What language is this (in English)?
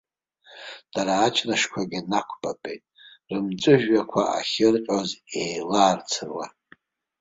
Abkhazian